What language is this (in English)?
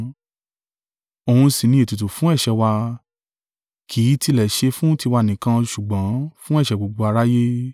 Yoruba